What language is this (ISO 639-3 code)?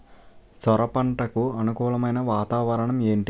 tel